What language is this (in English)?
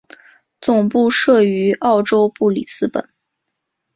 Chinese